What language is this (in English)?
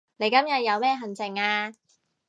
Cantonese